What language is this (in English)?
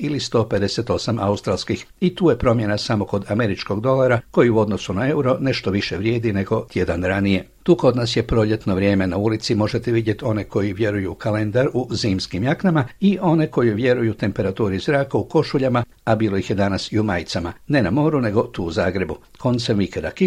Croatian